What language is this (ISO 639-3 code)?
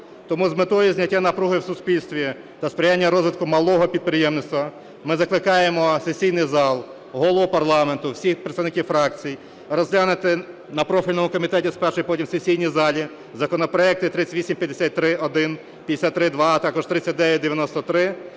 ukr